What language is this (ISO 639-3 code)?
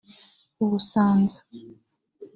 kin